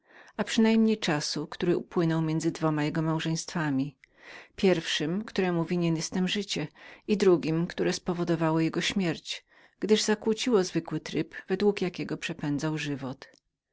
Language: Polish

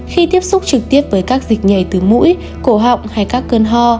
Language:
Vietnamese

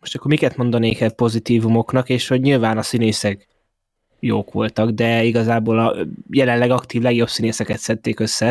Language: Hungarian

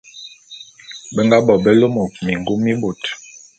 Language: Bulu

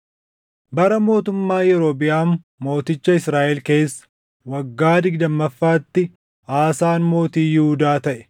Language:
Oromo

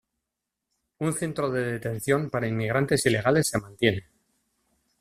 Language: Spanish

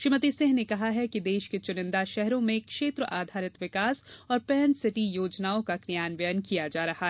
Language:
Hindi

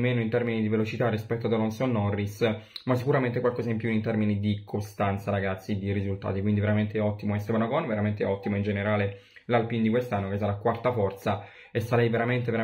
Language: Italian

